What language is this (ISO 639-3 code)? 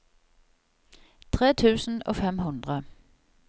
nor